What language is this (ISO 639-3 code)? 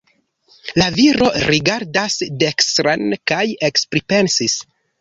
epo